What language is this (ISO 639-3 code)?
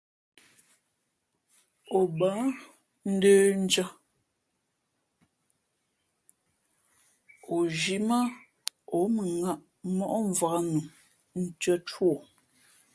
fmp